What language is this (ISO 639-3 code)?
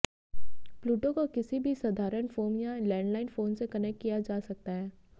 hin